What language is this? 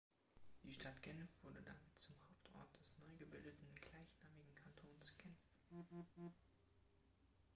German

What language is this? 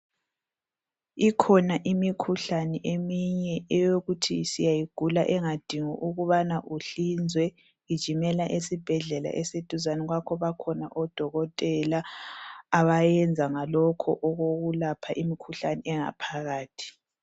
North Ndebele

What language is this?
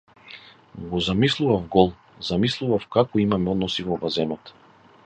Macedonian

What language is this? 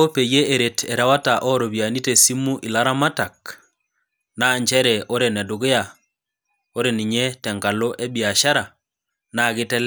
Masai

